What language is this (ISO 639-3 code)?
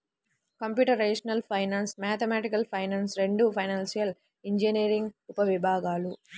tel